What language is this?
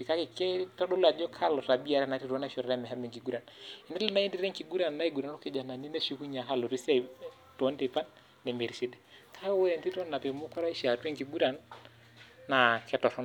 Masai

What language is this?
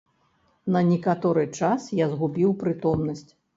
Belarusian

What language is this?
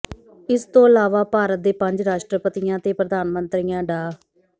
Punjabi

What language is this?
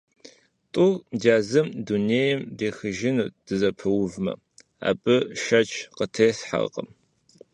Kabardian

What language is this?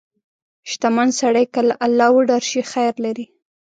Pashto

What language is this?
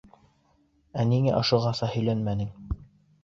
Bashkir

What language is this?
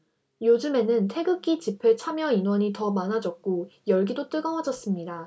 Korean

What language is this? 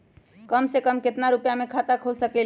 Magahi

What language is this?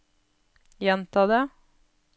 Norwegian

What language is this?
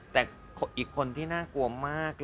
Thai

